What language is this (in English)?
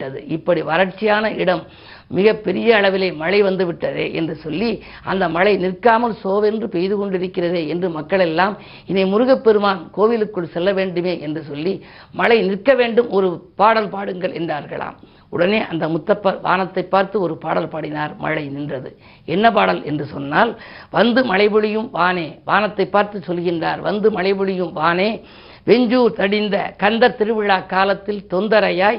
Tamil